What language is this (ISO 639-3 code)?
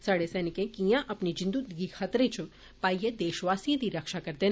doi